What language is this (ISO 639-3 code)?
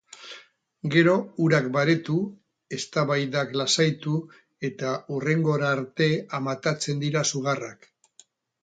eus